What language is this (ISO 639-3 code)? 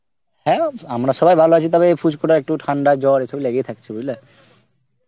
ben